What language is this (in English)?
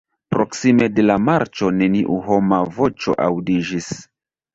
Esperanto